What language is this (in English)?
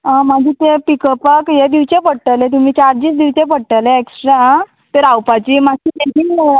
Konkani